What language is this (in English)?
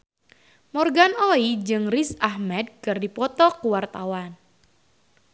Sundanese